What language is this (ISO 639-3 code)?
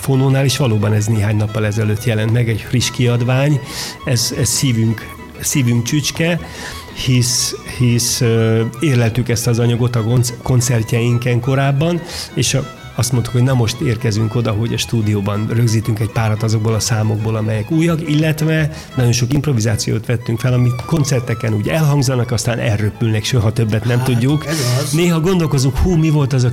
hun